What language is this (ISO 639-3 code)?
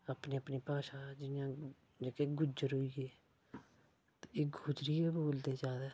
doi